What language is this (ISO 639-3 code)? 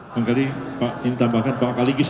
ind